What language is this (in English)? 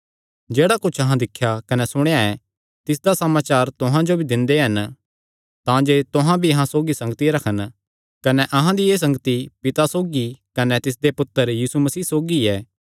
Kangri